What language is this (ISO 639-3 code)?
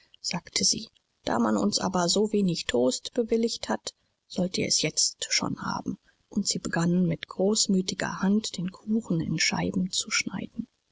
deu